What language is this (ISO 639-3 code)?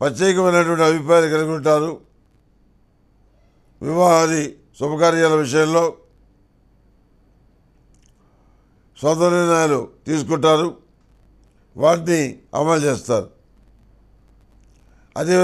tur